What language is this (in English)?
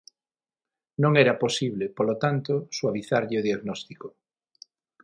Galician